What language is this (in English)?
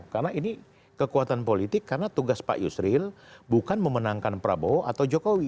Indonesian